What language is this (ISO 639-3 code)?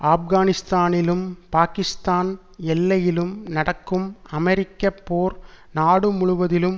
tam